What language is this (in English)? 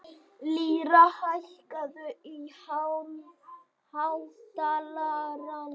Icelandic